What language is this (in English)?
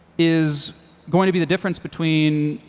English